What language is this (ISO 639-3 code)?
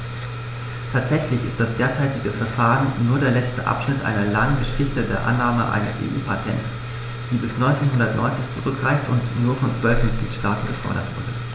deu